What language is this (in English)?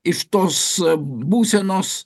Lithuanian